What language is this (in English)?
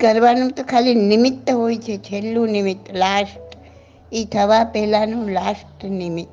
Gujarati